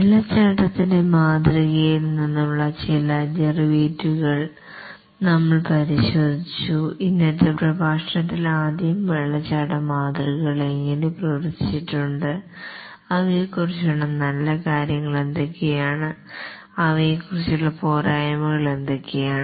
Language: Malayalam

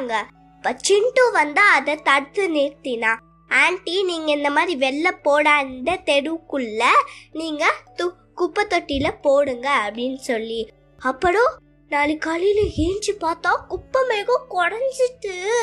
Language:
Tamil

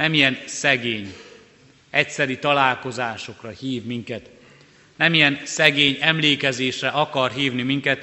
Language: Hungarian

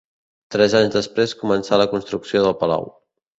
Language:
Catalan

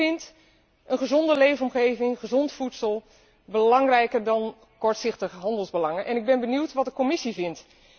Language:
Dutch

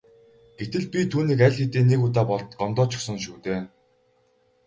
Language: Mongolian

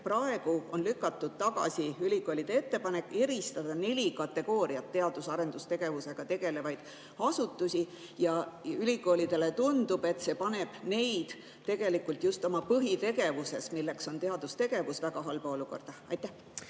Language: Estonian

